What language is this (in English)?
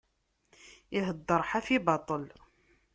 Kabyle